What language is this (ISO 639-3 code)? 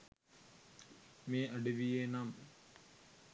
sin